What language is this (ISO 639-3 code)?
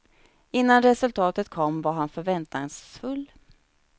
swe